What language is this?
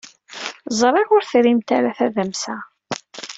Kabyle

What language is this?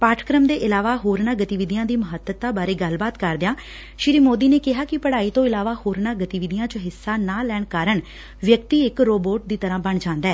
Punjabi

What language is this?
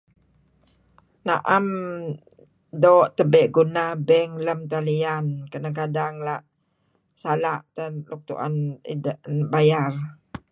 Kelabit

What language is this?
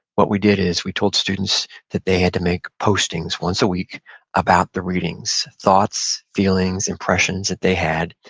English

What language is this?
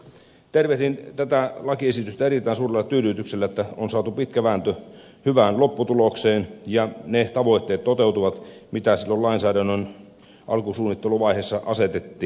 Finnish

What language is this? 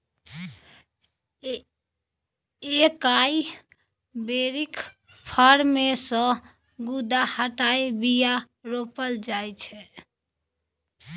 Maithili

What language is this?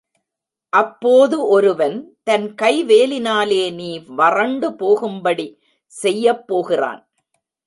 Tamil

